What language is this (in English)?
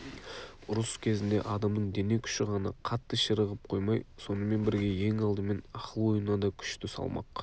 Kazakh